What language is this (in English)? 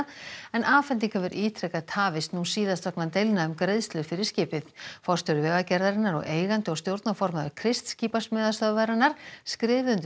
Icelandic